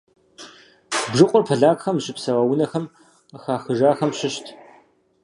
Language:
Kabardian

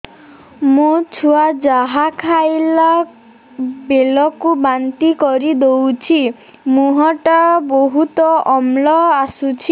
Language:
Odia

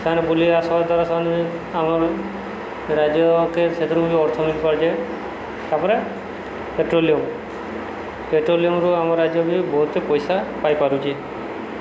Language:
Odia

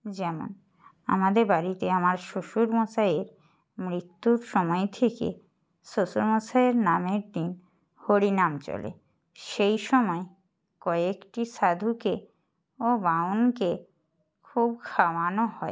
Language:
Bangla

